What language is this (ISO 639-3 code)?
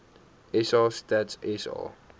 afr